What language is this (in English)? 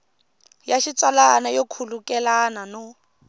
Tsonga